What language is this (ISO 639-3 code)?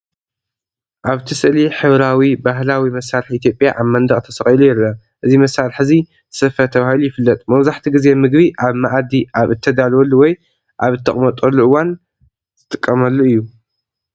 tir